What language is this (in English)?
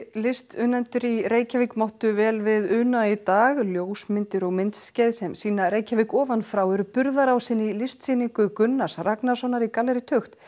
Icelandic